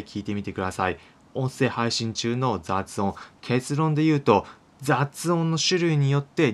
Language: Japanese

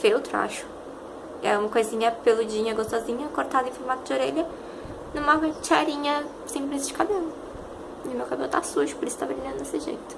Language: Portuguese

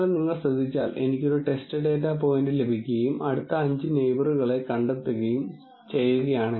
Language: Malayalam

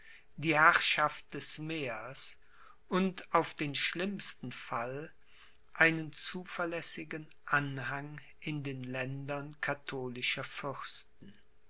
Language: German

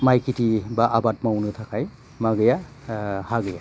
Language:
Bodo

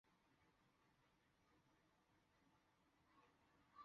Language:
Chinese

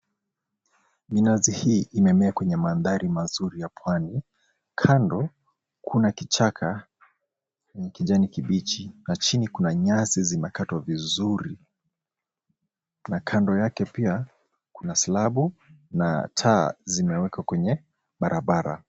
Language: Swahili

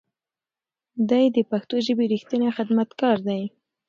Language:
Pashto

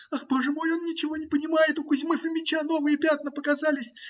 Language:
Russian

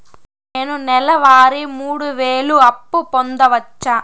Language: Telugu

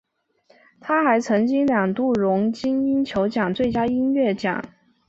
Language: Chinese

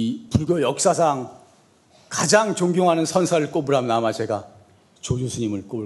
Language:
Korean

